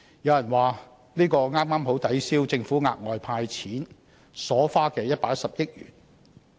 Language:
Cantonese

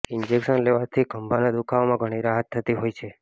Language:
Gujarati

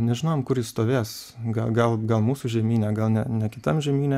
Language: Lithuanian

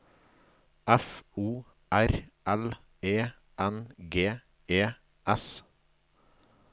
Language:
Norwegian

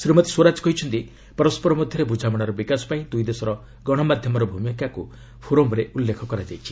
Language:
Odia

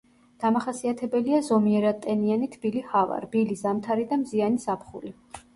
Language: Georgian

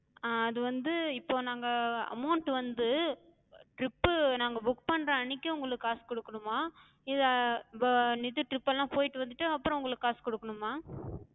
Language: Tamil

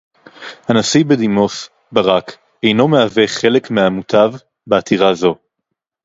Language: Hebrew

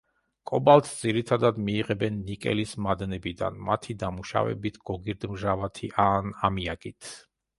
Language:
Georgian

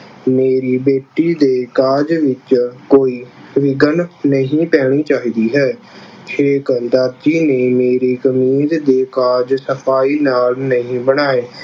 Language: Punjabi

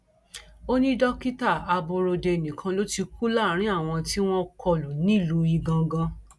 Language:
Yoruba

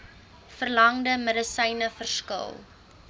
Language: Afrikaans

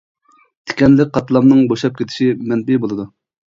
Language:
Uyghur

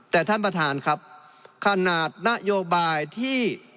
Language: Thai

